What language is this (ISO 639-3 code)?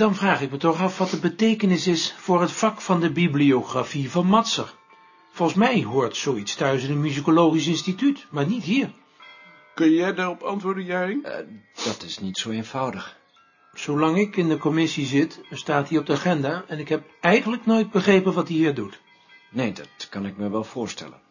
nld